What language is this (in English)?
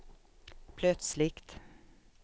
Swedish